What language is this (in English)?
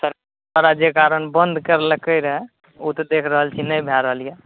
Maithili